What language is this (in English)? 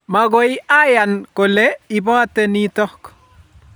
Kalenjin